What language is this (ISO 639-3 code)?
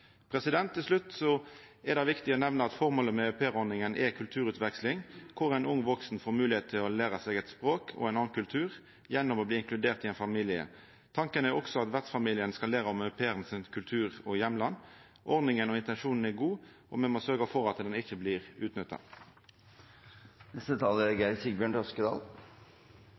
nor